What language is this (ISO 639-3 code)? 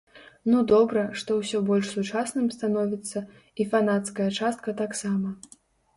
bel